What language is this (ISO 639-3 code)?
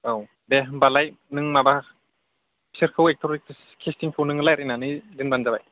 brx